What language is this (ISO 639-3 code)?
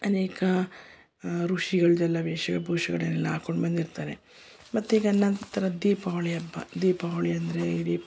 kan